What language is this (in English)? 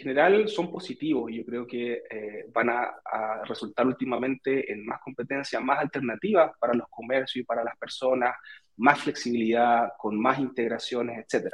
Spanish